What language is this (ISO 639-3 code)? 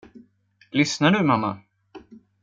swe